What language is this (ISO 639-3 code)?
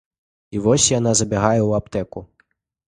bel